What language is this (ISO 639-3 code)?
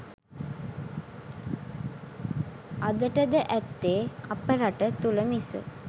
sin